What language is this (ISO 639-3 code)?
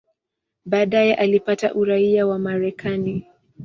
swa